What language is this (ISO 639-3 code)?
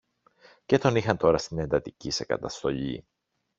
ell